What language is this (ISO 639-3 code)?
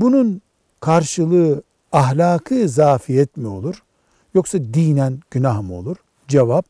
tur